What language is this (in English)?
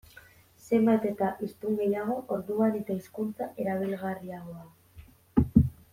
Basque